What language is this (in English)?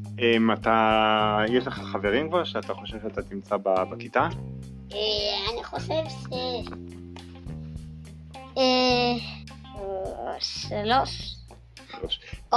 Hebrew